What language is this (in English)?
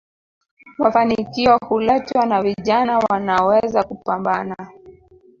Swahili